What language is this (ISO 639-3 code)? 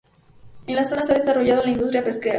spa